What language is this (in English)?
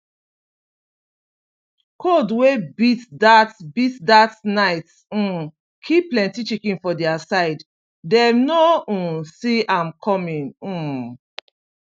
Nigerian Pidgin